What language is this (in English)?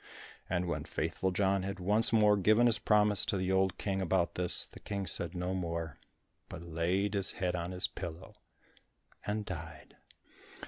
English